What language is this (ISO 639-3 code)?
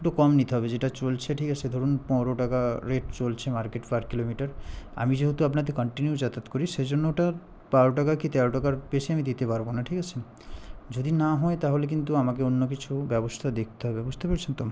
ben